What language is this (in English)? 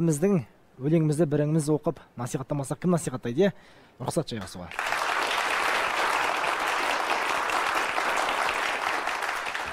Turkish